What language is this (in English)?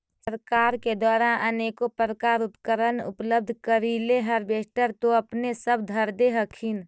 Magahi